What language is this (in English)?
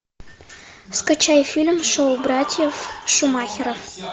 Russian